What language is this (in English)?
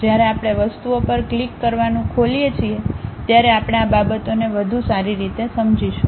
Gujarati